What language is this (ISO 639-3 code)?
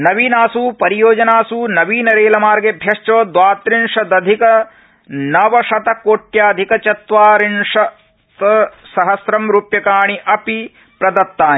san